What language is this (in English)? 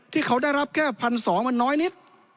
Thai